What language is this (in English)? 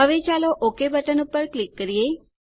Gujarati